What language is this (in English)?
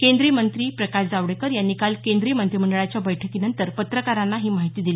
Marathi